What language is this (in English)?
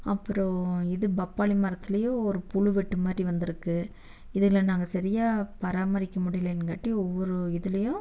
Tamil